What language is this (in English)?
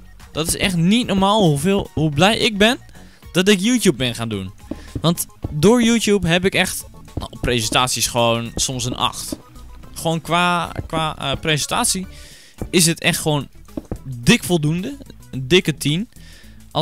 Dutch